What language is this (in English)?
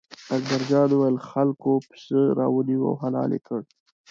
Pashto